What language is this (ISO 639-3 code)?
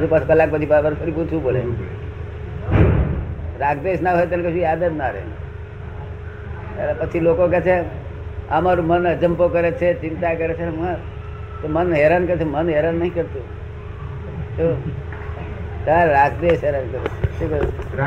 guj